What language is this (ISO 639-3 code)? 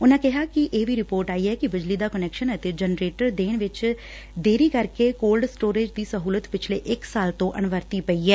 pan